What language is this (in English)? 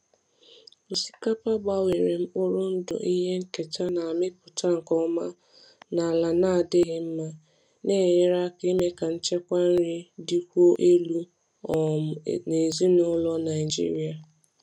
Igbo